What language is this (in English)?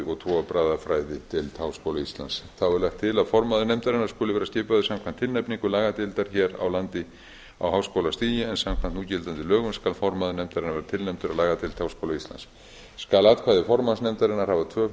Icelandic